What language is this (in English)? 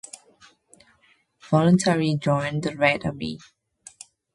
English